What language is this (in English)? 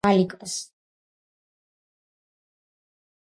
Georgian